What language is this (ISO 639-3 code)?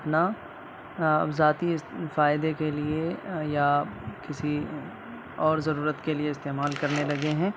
urd